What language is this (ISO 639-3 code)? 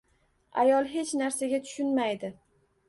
uzb